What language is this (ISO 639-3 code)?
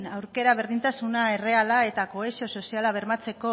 eus